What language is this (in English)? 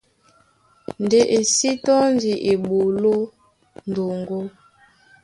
Duala